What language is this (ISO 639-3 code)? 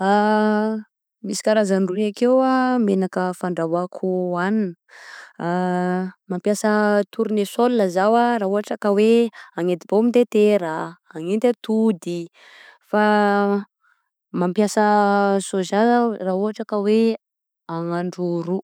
bzc